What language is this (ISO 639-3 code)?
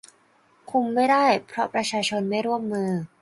tha